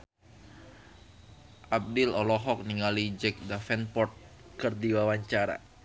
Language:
Sundanese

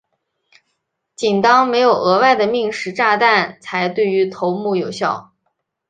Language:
Chinese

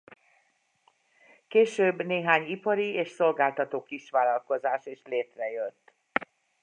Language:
Hungarian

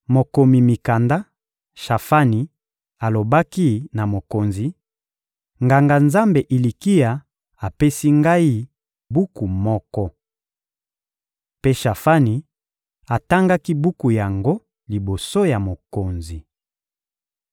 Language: Lingala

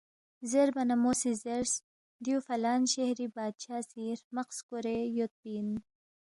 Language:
Balti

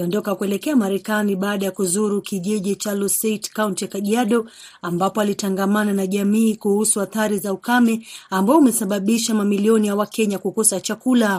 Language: Swahili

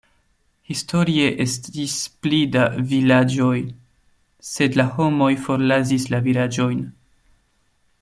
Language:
Esperanto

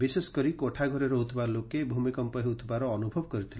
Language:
Odia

